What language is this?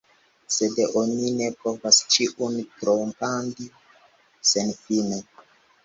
Esperanto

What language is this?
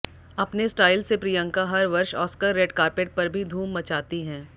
Hindi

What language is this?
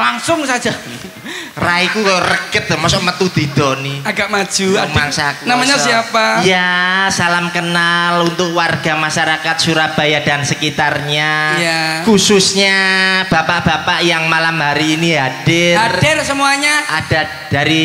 Indonesian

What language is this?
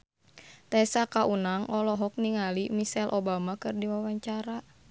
Sundanese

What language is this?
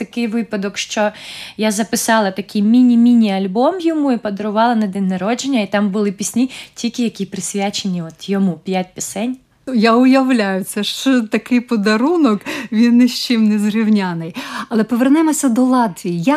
Ukrainian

